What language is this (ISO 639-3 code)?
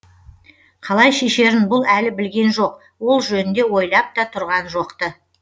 kaz